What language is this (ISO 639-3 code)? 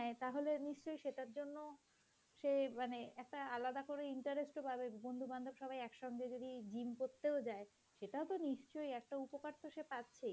ben